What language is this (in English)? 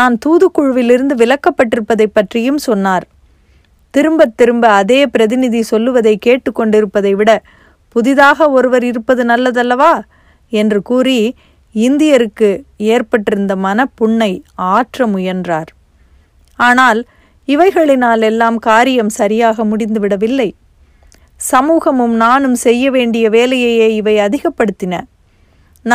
Tamil